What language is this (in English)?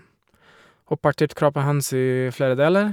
Norwegian